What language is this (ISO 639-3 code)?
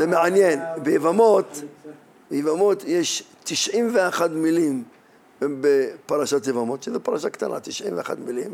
heb